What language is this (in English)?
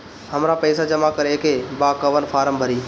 Bhojpuri